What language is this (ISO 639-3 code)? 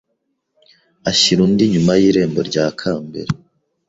kin